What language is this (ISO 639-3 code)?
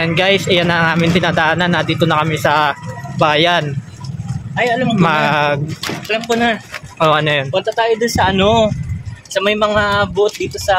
fil